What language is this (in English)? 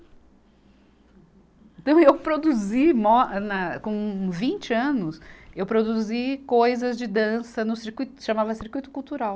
Portuguese